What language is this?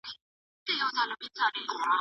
Pashto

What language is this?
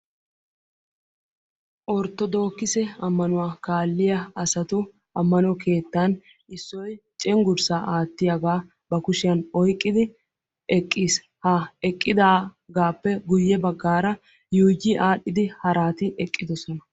Wolaytta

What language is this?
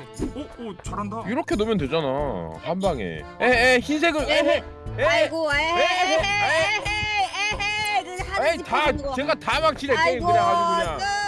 Korean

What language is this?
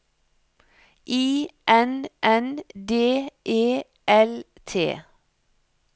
Norwegian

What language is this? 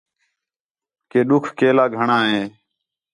Khetrani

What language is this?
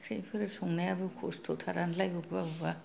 Bodo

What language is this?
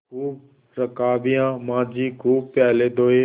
Hindi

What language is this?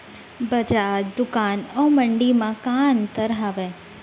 Chhattisgarhi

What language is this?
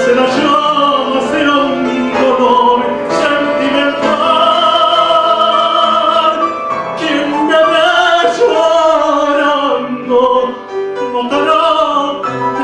Turkish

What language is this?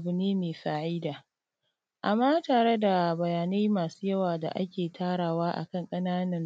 Hausa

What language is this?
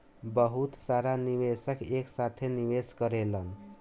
Bhojpuri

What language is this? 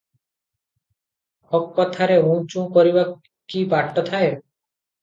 Odia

